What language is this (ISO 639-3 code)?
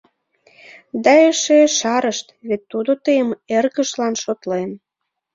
chm